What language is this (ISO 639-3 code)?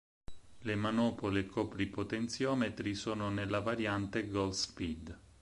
ita